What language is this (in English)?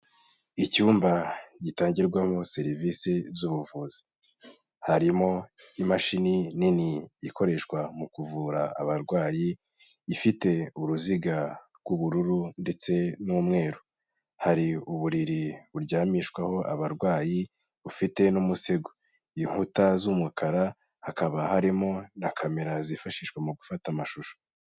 Kinyarwanda